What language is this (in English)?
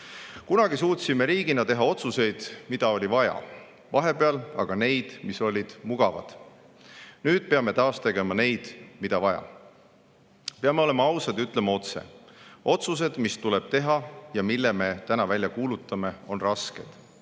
Estonian